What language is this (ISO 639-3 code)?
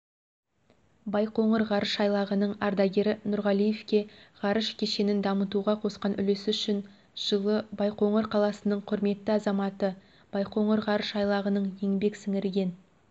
kaz